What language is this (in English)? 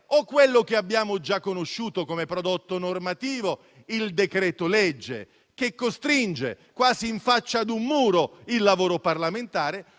Italian